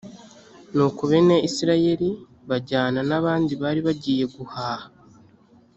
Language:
Kinyarwanda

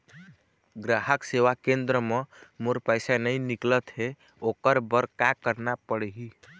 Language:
Chhattisgarhi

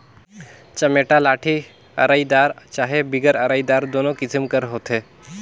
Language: Chhattisgarhi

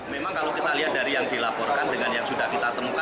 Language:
Indonesian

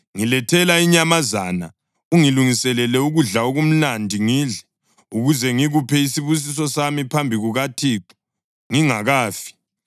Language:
North Ndebele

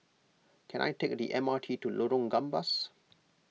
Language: English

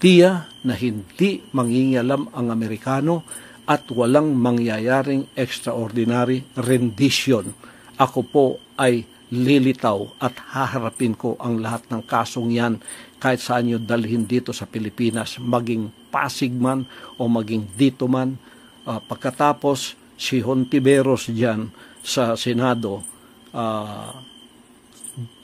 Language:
Filipino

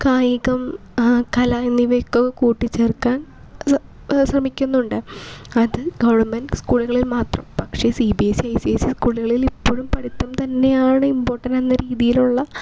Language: Malayalam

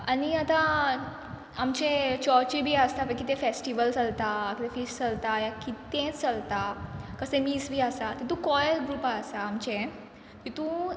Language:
Konkani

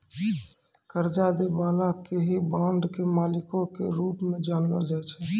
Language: Maithili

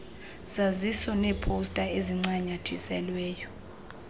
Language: Xhosa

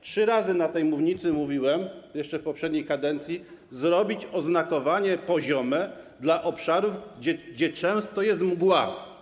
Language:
Polish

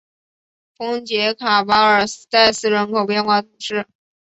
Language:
Chinese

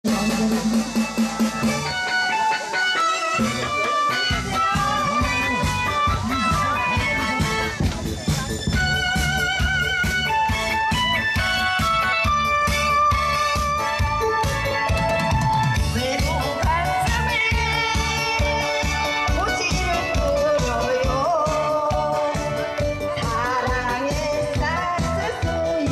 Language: Korean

